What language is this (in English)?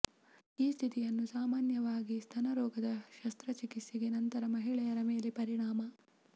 Kannada